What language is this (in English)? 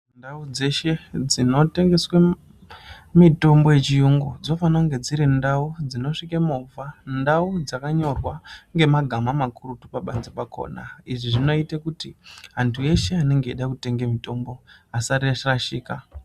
Ndau